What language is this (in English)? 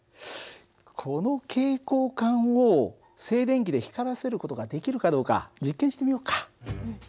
Japanese